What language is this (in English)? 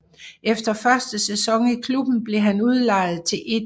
Danish